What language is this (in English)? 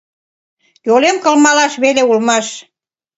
Mari